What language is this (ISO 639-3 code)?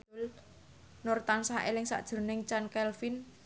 jav